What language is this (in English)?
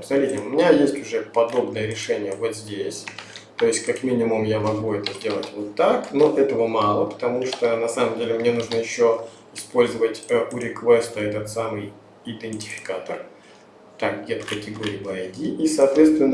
Russian